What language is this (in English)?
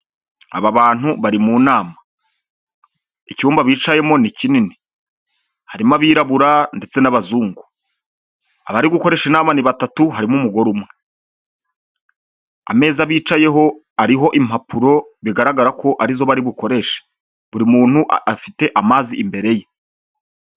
Kinyarwanda